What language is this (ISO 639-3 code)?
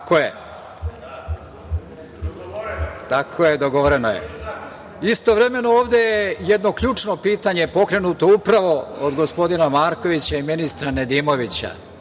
srp